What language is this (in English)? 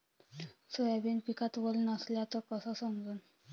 Marathi